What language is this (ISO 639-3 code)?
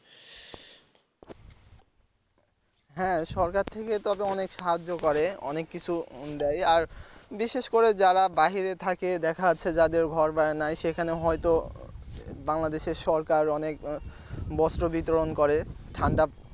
ben